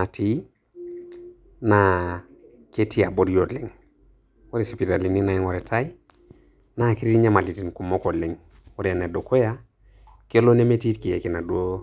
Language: Masai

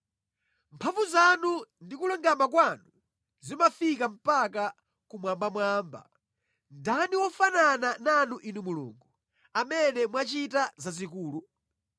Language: Nyanja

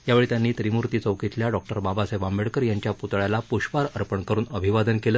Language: Marathi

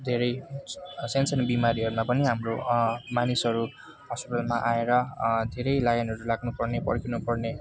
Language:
Nepali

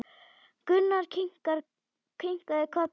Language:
Icelandic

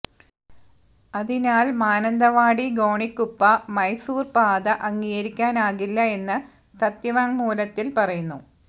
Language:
Malayalam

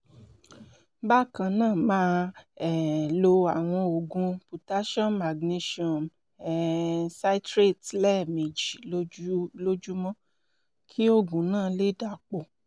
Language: Yoruba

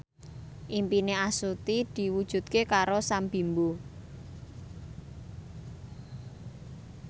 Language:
Javanese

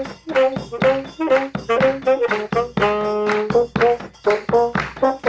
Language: Thai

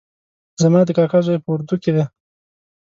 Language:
Pashto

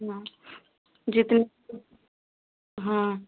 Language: Hindi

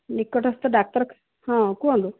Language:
Odia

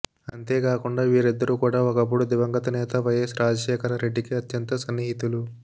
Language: Telugu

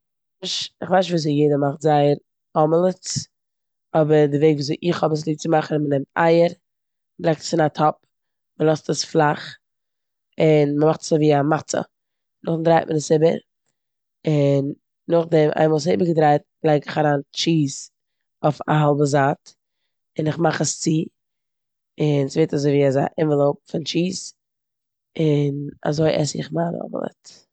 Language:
Yiddish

